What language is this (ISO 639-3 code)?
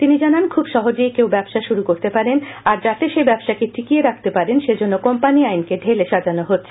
ben